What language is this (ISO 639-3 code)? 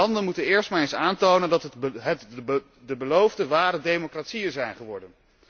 nld